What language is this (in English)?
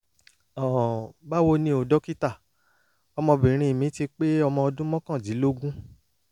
Yoruba